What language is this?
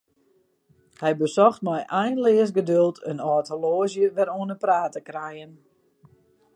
Western Frisian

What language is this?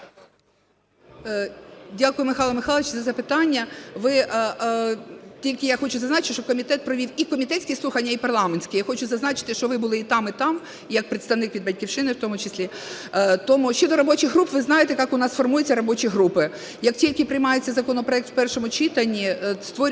Ukrainian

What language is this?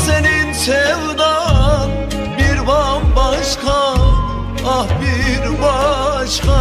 Turkish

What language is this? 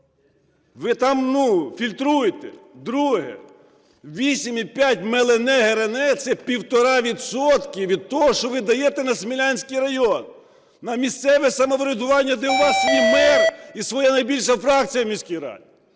Ukrainian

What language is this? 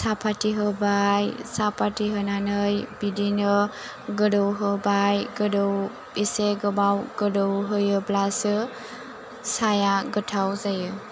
Bodo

